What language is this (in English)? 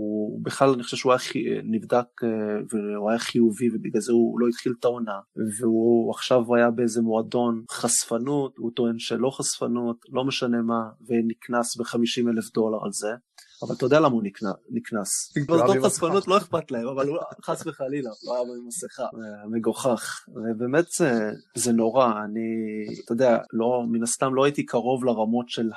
Hebrew